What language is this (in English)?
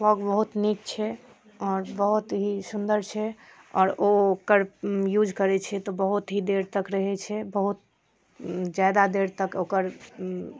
Maithili